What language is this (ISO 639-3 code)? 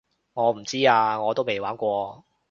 yue